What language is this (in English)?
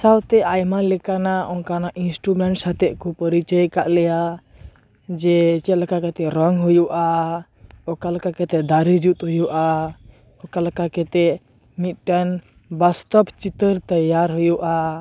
Santali